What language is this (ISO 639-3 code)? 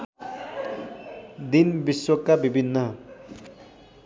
nep